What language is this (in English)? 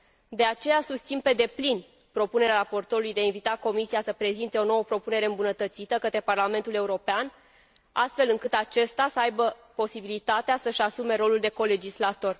Romanian